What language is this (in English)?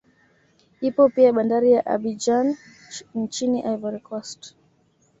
Swahili